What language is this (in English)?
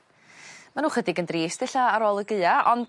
Welsh